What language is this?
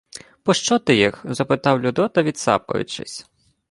Ukrainian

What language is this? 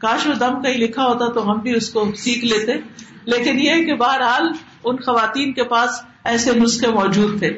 Urdu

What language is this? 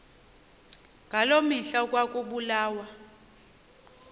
Xhosa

